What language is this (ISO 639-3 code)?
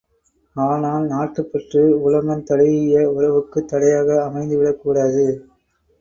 tam